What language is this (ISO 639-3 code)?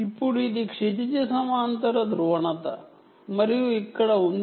tel